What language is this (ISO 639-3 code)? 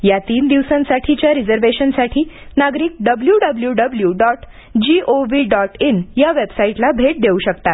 mar